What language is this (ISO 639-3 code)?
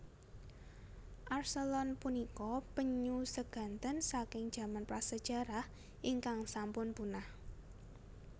jav